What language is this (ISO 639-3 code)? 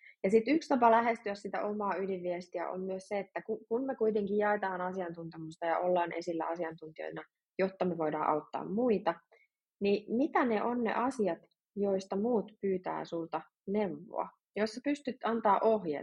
fin